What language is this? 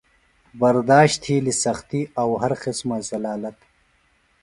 Phalura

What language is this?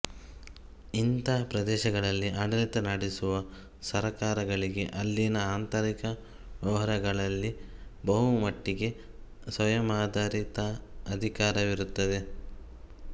Kannada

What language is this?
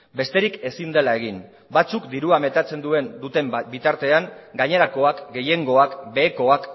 Basque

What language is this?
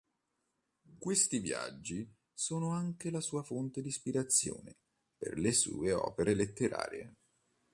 Italian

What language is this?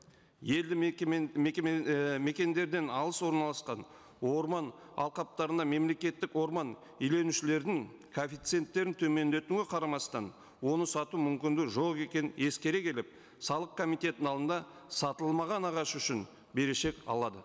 Kazakh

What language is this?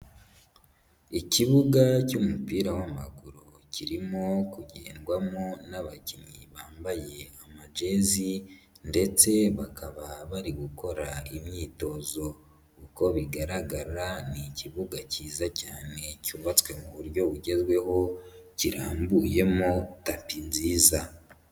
Kinyarwanda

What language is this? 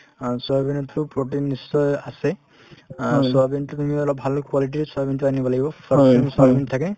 Assamese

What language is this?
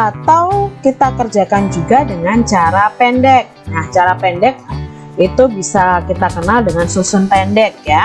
Indonesian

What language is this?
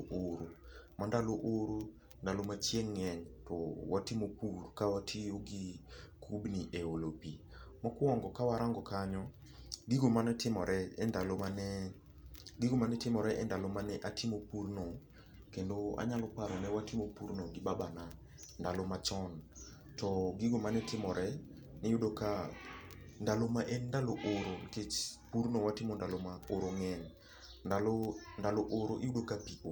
Luo (Kenya and Tanzania)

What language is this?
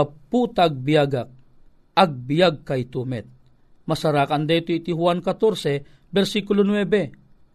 Filipino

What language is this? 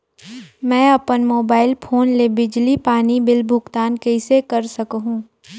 Chhattisgarhi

